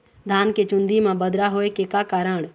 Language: Chhattisgarhi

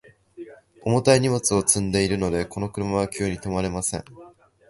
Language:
Japanese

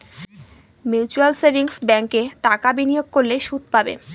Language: Bangla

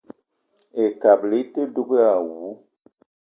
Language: Eton (Cameroon)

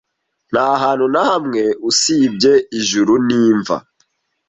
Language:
Kinyarwanda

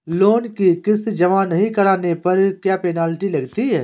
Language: Hindi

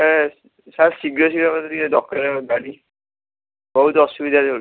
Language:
Odia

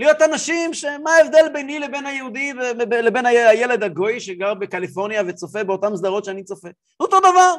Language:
Hebrew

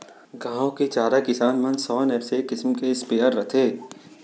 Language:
Chhattisgarhi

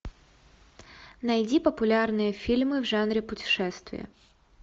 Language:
Russian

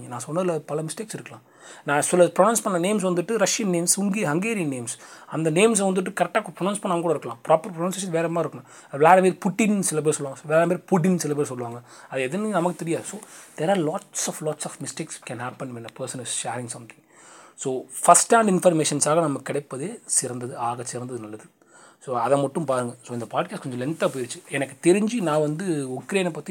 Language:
Tamil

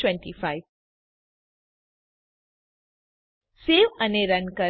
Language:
Gujarati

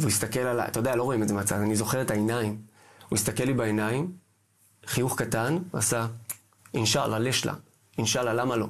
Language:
Hebrew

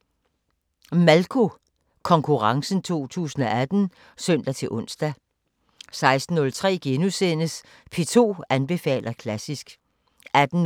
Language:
Danish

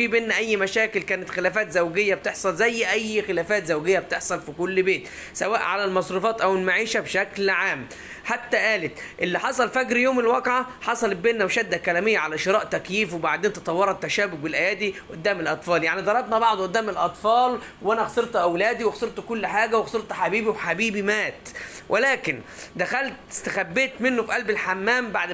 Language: Arabic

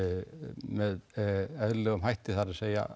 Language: Icelandic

